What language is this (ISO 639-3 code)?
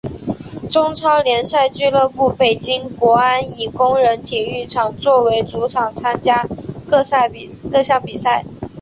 zho